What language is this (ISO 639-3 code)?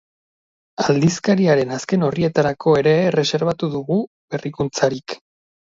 eus